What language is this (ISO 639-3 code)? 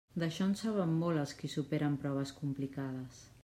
cat